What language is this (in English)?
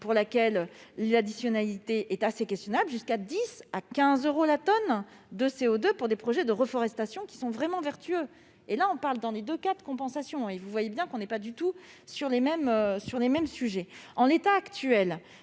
French